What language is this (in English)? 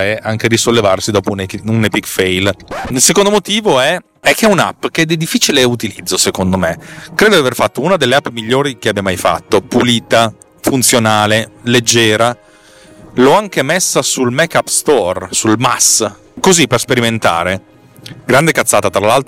Italian